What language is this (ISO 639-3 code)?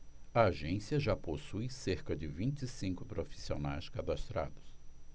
por